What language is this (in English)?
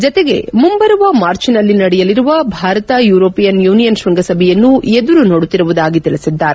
Kannada